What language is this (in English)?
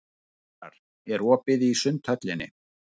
Icelandic